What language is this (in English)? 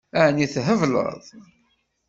Kabyle